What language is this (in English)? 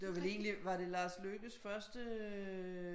Danish